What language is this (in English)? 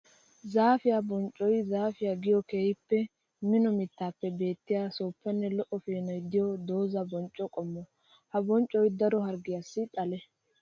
Wolaytta